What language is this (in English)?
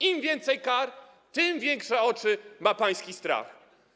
Polish